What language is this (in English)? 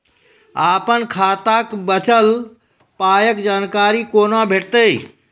Maithili